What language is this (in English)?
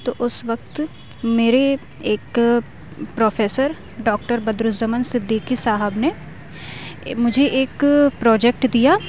Urdu